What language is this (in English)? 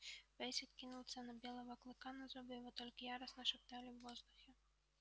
Russian